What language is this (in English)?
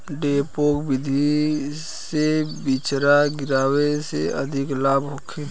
Bhojpuri